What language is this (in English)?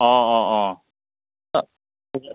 Assamese